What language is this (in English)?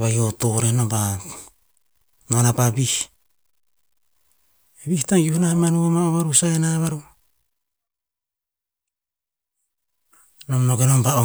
Tinputz